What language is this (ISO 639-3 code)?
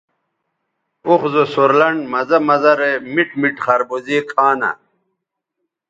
btv